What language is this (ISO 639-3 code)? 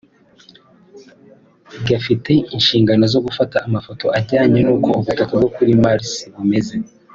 kin